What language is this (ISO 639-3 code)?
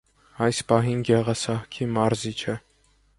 hye